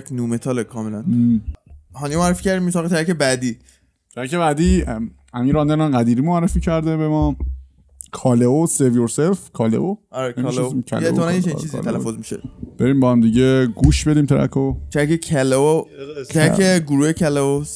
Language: Persian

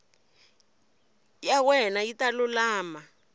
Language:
Tsonga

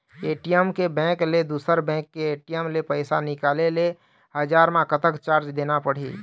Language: Chhattisgarhi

